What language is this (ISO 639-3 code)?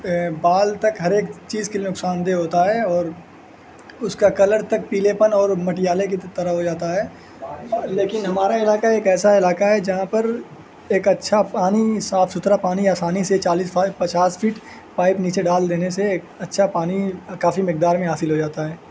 urd